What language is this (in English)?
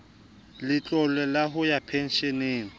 Southern Sotho